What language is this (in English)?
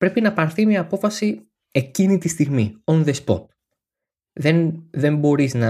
Greek